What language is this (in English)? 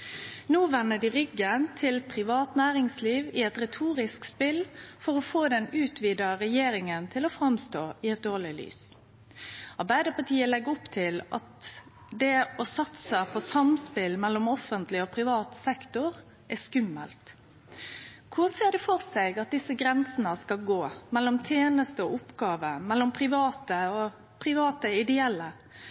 Norwegian Nynorsk